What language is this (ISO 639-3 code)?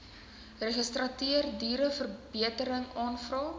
afr